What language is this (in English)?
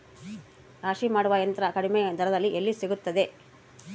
Kannada